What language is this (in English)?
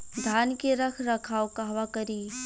Bhojpuri